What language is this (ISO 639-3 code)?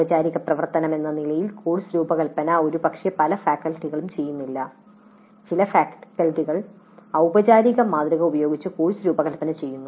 mal